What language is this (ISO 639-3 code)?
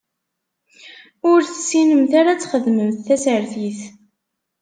kab